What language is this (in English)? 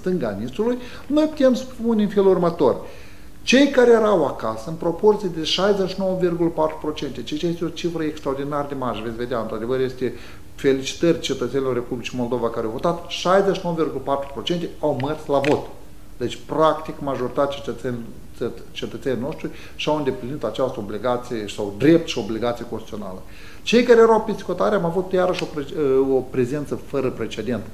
Romanian